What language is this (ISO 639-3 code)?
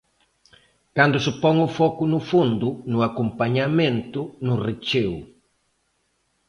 glg